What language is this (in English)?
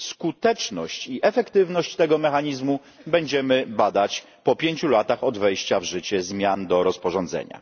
Polish